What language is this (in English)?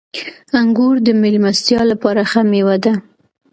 Pashto